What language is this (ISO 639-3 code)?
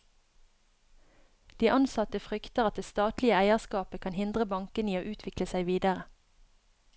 nor